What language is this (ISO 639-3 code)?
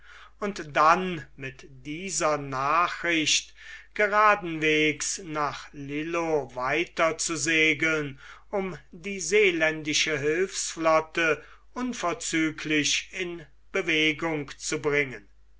deu